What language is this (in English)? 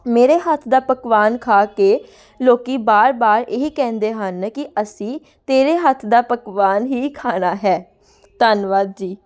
Punjabi